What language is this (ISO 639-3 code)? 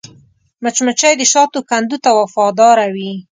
pus